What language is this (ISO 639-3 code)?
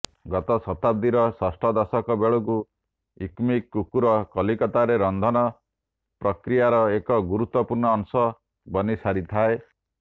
ori